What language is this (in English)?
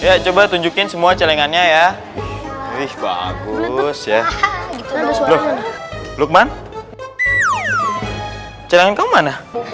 Indonesian